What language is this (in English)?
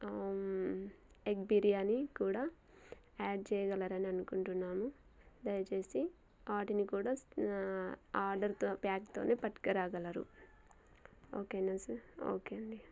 Telugu